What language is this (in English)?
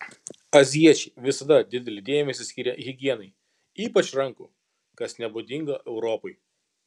Lithuanian